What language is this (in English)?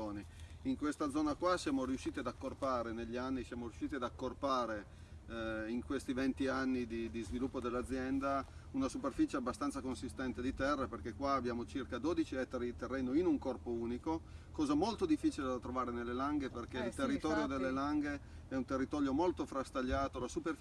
Italian